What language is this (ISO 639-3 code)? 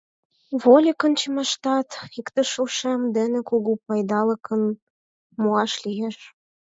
chm